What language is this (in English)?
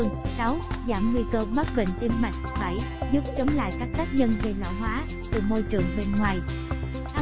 Vietnamese